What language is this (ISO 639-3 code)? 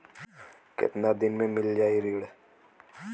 bho